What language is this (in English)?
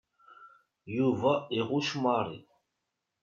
Kabyle